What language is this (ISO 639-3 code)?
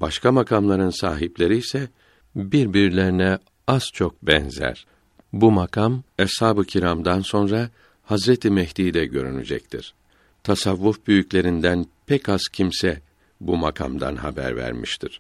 tur